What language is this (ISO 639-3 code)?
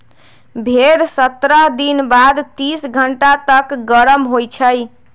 mag